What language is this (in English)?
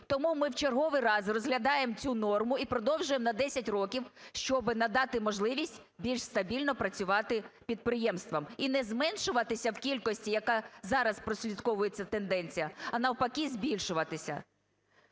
Ukrainian